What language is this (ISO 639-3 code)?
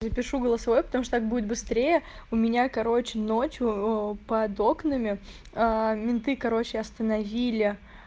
rus